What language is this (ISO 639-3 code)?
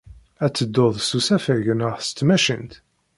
kab